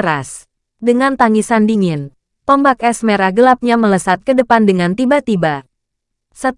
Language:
Indonesian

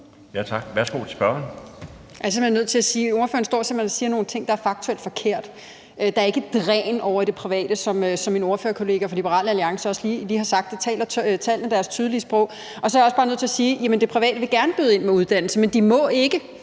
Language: Danish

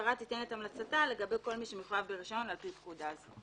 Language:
Hebrew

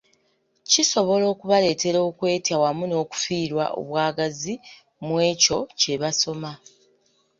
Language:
Ganda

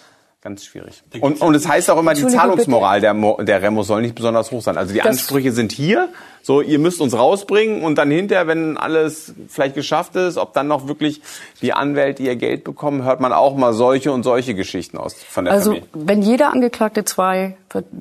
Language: German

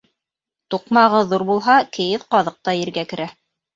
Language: Bashkir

